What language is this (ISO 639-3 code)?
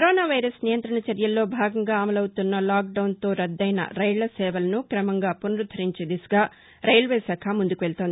tel